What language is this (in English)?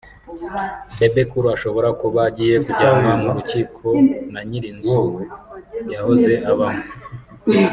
Kinyarwanda